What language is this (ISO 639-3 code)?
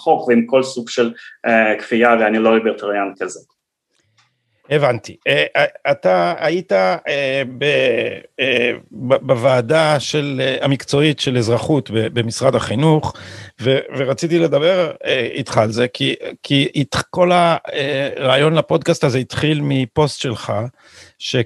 heb